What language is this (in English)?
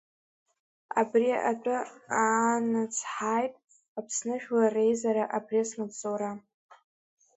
Abkhazian